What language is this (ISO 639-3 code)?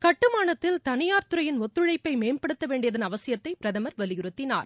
tam